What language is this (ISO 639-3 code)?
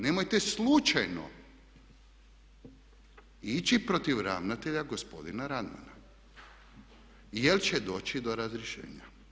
hrv